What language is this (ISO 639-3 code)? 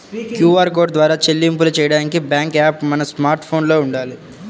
tel